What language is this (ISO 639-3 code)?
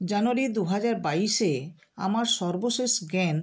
ben